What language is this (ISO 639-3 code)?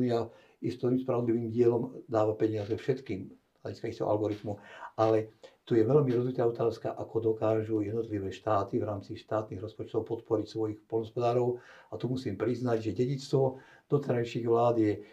slk